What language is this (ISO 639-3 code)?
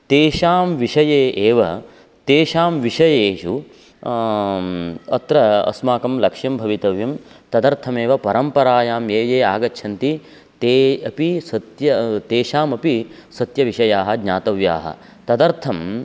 san